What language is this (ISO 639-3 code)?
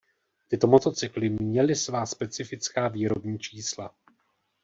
ces